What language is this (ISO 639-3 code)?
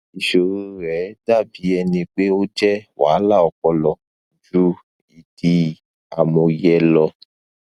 yor